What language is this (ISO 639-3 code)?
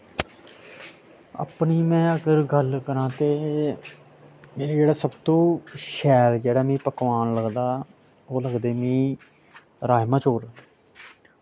doi